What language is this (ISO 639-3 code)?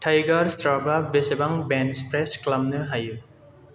brx